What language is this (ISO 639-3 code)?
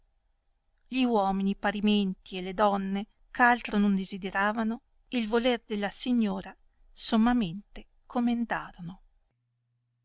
ita